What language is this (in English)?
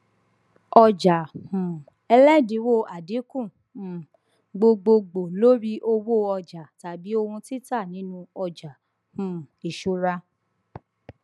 Yoruba